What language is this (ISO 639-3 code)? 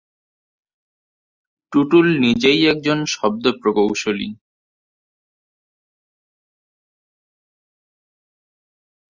ben